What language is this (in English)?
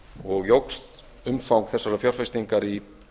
Icelandic